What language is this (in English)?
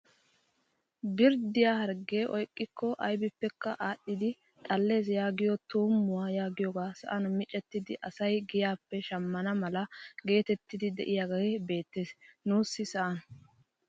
Wolaytta